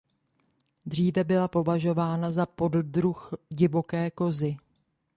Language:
Czech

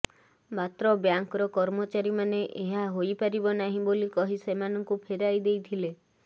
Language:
Odia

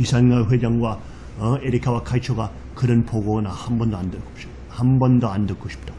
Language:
Korean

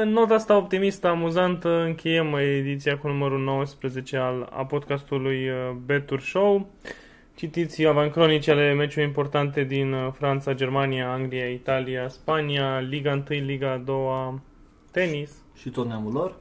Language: Romanian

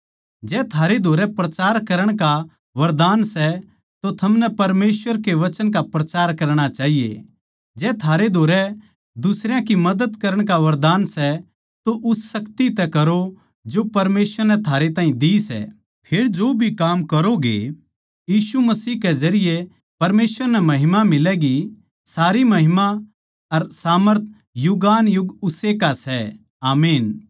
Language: Haryanvi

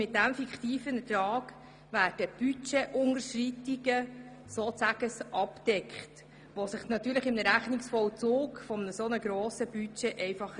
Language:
Swiss German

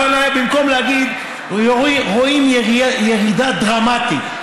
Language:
Hebrew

